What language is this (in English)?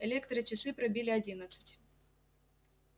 Russian